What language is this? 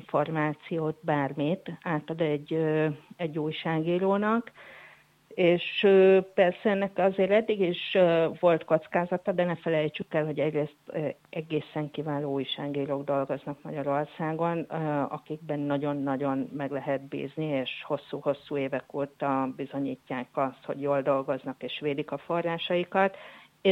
Hungarian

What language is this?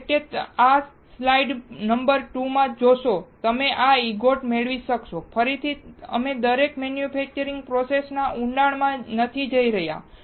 Gujarati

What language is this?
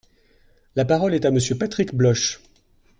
French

